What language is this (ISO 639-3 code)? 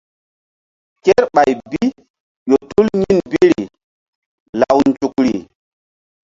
mdd